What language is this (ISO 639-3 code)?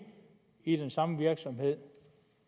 dan